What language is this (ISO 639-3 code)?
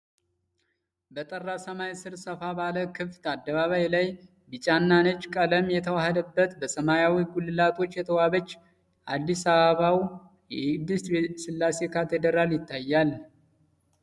amh